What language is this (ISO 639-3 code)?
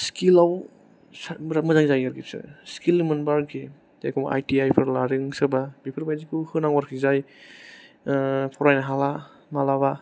brx